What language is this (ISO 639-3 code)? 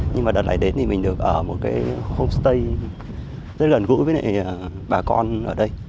vie